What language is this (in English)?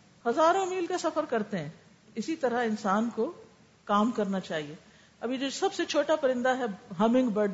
Urdu